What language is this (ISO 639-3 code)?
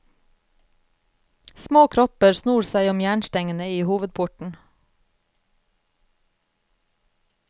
nor